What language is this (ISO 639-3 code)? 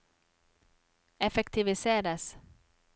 nor